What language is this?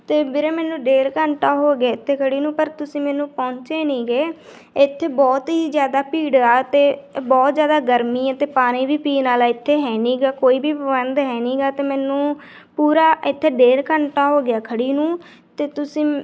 Punjabi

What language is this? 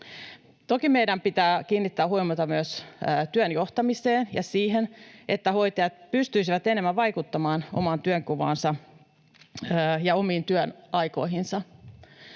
Finnish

